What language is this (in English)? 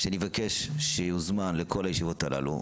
Hebrew